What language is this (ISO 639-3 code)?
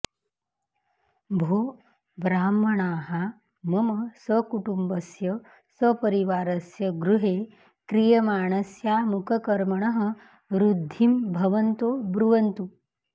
san